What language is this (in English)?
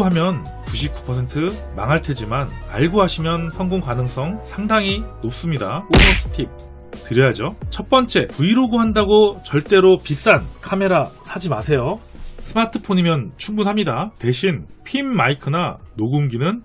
Korean